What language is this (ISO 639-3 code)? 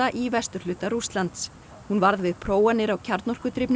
isl